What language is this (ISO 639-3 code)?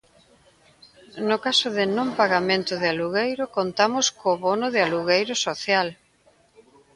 glg